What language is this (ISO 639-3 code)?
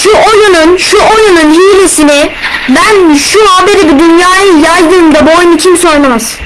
tur